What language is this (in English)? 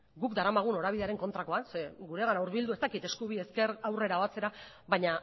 Basque